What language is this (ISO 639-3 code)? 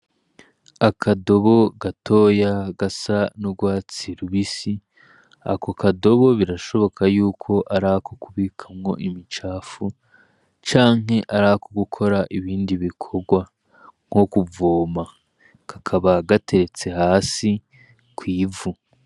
run